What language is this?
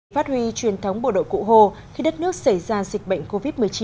Vietnamese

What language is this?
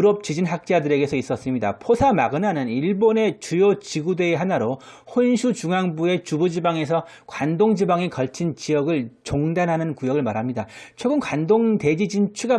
Korean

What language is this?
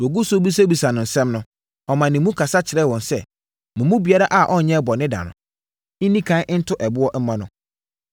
Akan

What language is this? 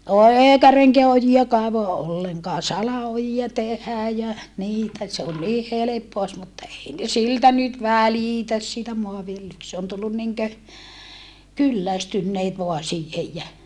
Finnish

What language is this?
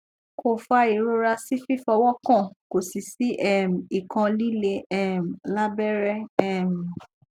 Yoruba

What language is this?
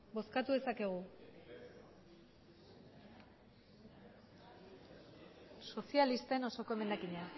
Basque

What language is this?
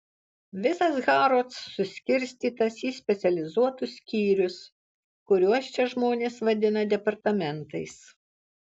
Lithuanian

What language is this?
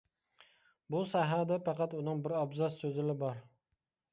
Uyghur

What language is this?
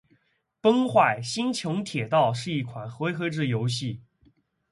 Chinese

